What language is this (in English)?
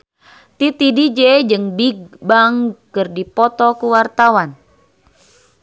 Sundanese